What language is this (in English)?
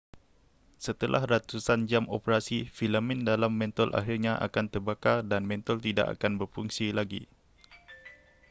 Malay